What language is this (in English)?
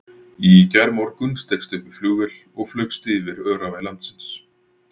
Icelandic